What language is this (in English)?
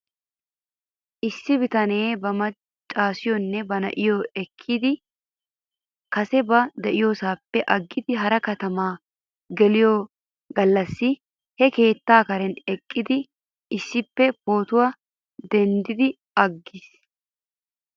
Wolaytta